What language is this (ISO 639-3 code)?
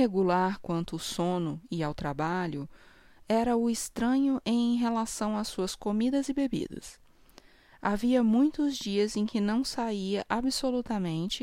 por